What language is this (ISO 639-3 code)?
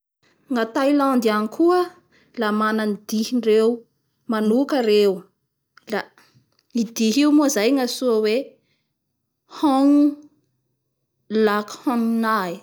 bhr